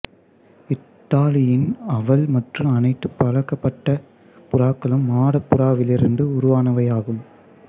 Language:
Tamil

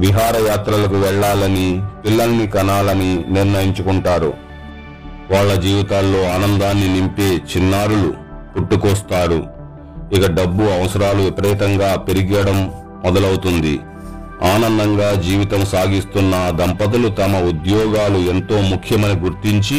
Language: Telugu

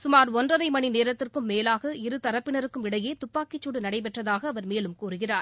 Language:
Tamil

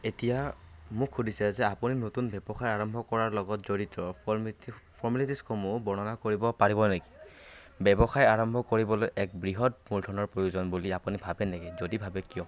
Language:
Assamese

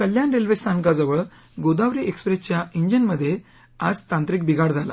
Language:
Marathi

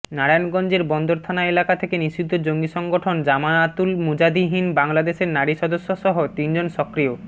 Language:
Bangla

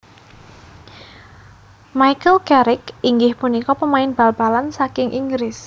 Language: Javanese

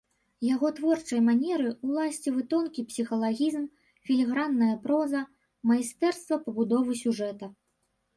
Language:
Belarusian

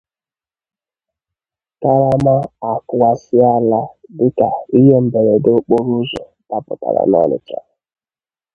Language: Igbo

